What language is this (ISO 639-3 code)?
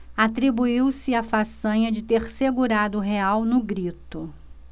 por